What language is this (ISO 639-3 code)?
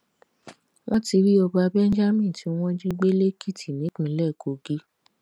yor